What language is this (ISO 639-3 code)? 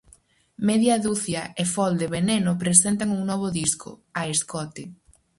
glg